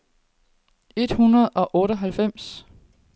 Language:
Danish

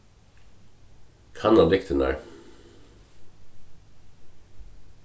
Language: Faroese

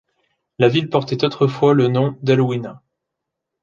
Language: French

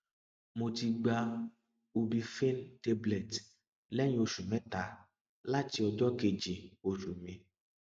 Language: Yoruba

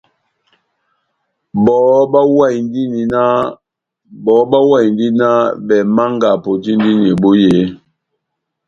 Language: Batanga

